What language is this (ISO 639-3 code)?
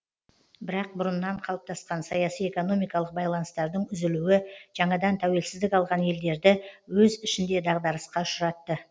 kaz